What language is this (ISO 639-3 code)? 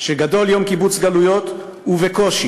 heb